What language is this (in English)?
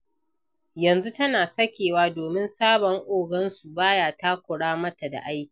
Hausa